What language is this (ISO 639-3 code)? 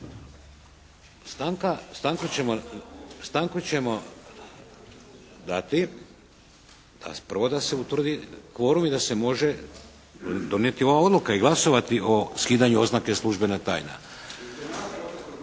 hrv